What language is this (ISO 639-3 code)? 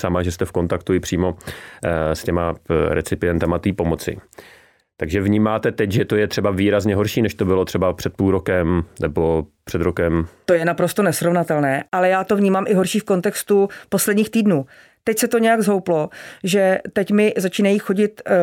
ces